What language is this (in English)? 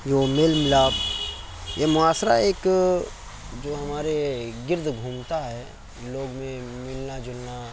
Urdu